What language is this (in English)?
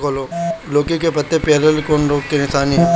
Bhojpuri